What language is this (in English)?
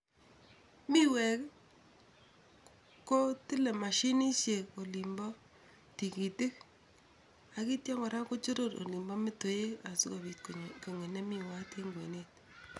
Kalenjin